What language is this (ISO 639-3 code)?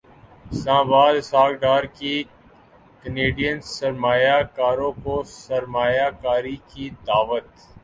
urd